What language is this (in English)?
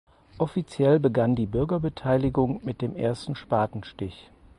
German